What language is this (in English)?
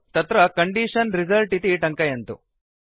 Sanskrit